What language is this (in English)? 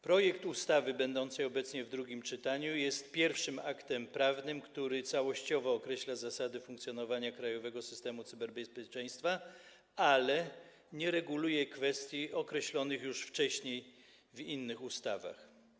Polish